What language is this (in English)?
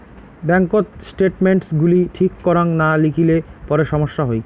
Bangla